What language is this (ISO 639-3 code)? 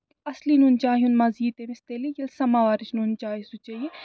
kas